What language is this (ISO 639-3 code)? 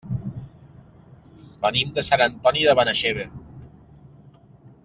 cat